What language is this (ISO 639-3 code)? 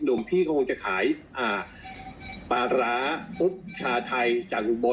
tha